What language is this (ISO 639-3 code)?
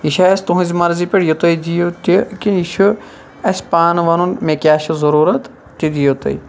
kas